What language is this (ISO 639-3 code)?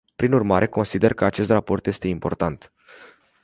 ron